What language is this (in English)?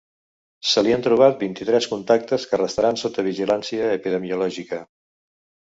Catalan